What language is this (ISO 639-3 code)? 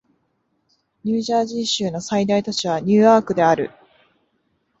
jpn